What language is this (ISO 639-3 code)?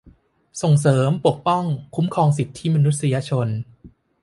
tha